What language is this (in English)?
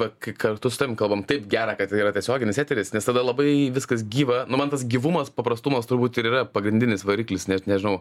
Lithuanian